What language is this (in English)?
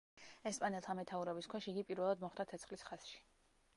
Georgian